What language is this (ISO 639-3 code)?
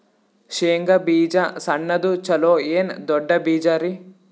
kan